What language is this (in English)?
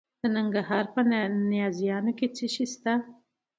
Pashto